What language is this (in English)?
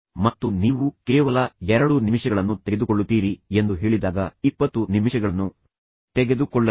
Kannada